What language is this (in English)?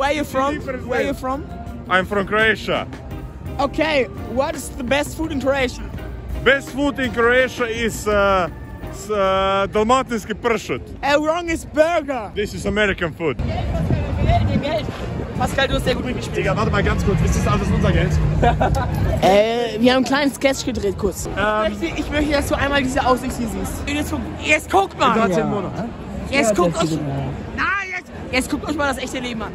German